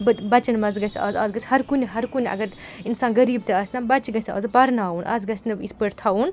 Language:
Kashmiri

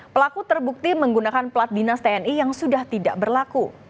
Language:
Indonesian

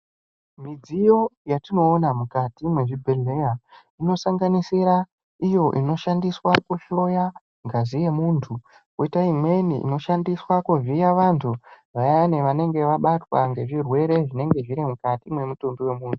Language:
Ndau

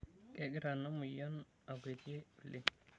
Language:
Masai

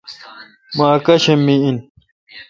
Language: Kalkoti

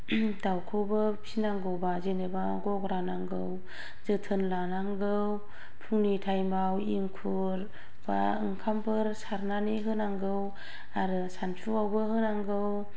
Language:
Bodo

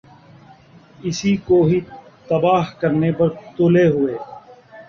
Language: Urdu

